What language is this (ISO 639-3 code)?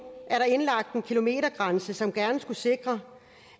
dan